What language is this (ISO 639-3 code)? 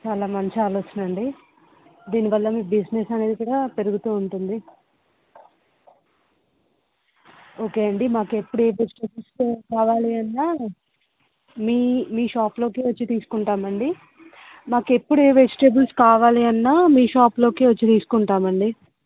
tel